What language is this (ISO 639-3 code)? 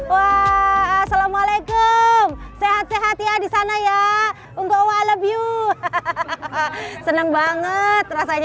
ind